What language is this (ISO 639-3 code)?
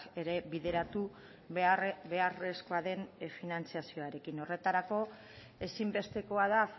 eus